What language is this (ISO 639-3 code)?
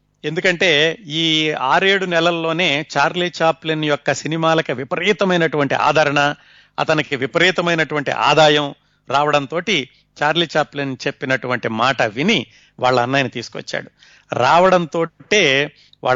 tel